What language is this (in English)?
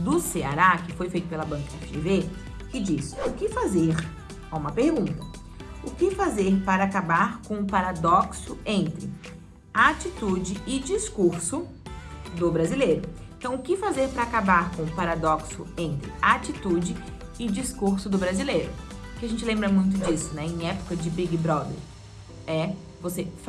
Portuguese